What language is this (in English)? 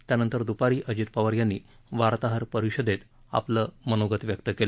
Marathi